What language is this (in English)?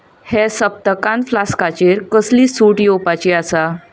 Konkani